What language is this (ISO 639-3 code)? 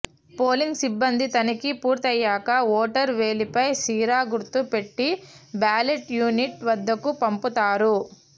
tel